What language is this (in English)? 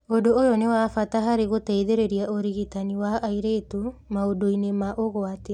Kikuyu